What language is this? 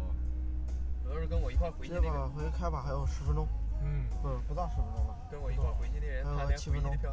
Chinese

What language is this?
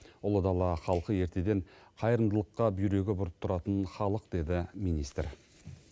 Kazakh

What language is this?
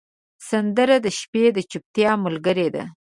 Pashto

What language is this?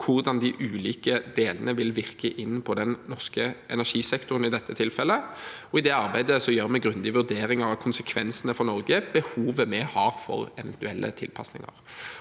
Norwegian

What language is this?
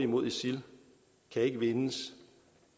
Danish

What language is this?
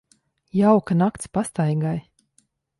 Latvian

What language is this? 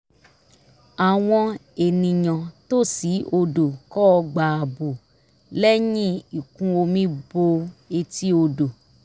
Yoruba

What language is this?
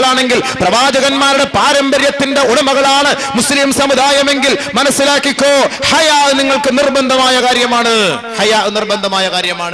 Arabic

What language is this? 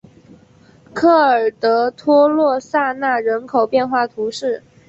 Chinese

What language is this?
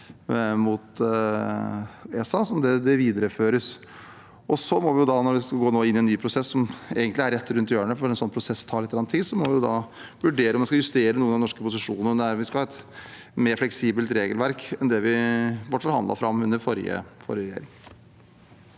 Norwegian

